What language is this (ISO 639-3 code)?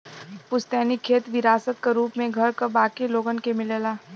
bho